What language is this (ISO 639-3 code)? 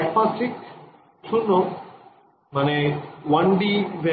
ben